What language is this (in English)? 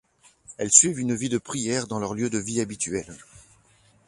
French